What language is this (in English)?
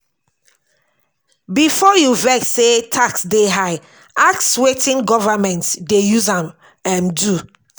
Nigerian Pidgin